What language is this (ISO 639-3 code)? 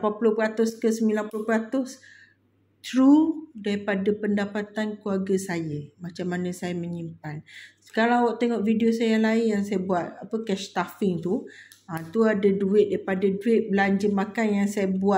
msa